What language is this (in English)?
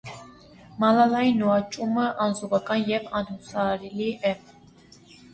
Armenian